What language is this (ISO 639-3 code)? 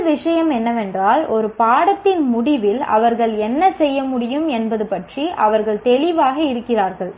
tam